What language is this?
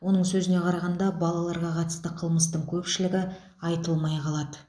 Kazakh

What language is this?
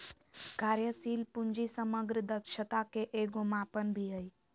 Magahi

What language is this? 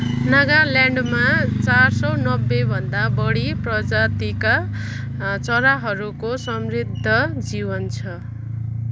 Nepali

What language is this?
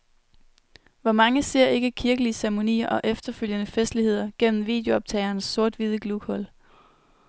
Danish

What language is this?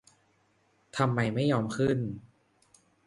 Thai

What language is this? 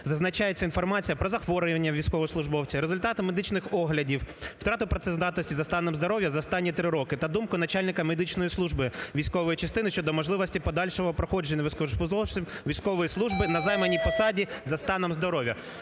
Ukrainian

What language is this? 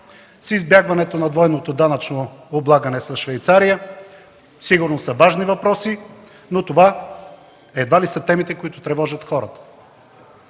Bulgarian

